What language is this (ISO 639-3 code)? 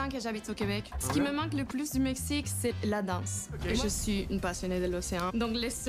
fra